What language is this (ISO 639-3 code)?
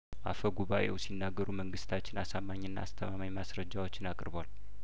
amh